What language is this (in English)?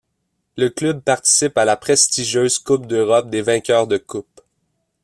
French